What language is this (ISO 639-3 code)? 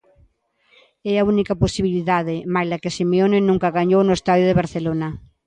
glg